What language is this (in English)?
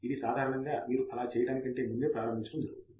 Telugu